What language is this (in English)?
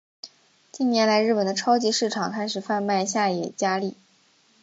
Chinese